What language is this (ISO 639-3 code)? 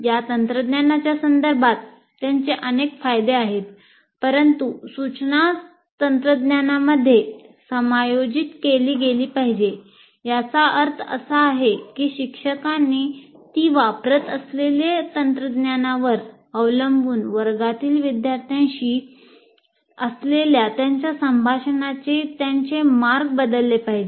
mar